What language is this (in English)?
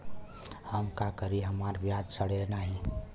Bhojpuri